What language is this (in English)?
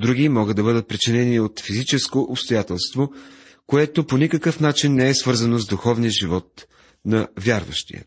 Bulgarian